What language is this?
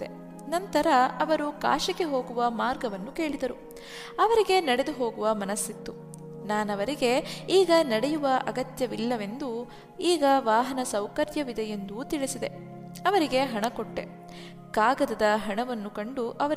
Kannada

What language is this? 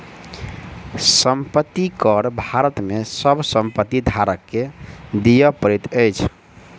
Maithili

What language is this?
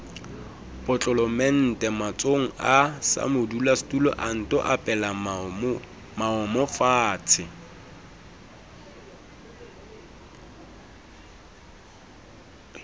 Southern Sotho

